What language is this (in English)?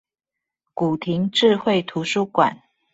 Chinese